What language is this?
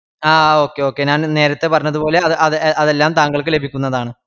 Malayalam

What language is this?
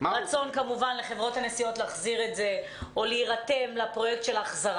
Hebrew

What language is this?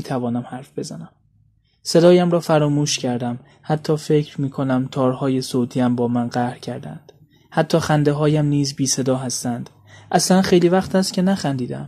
Persian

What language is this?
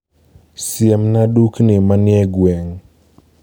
Luo (Kenya and Tanzania)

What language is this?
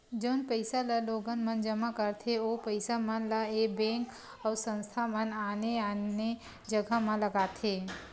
Chhattisgarhi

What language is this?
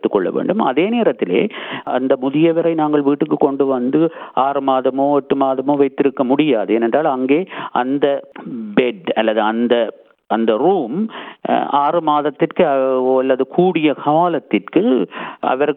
Tamil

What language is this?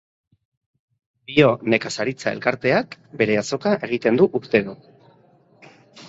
Basque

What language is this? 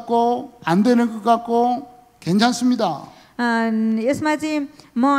Korean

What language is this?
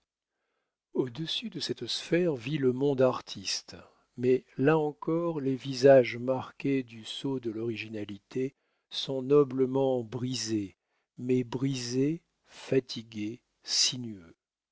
French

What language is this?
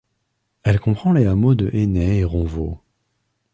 French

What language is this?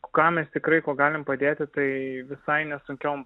Lithuanian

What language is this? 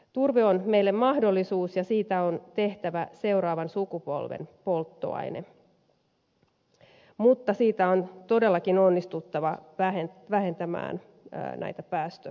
Finnish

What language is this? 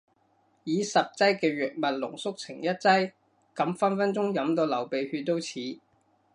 Cantonese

